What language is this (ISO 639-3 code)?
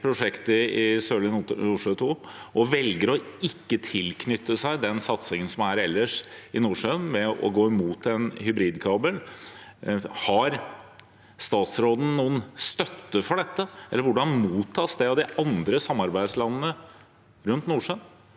nor